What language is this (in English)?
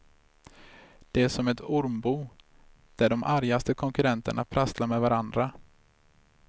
Swedish